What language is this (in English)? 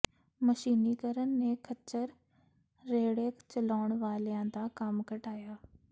Punjabi